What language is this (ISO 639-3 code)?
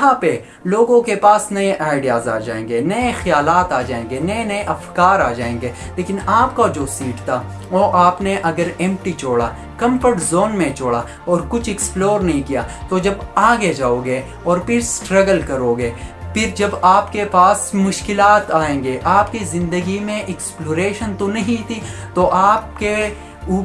hin